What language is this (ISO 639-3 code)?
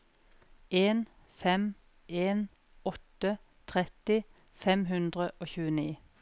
nor